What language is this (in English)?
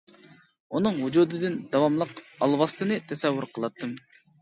Uyghur